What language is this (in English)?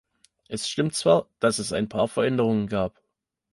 German